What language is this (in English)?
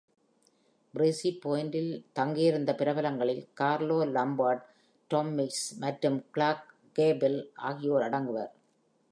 Tamil